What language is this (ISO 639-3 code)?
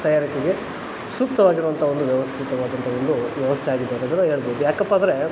kan